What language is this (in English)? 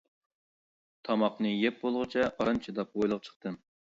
Uyghur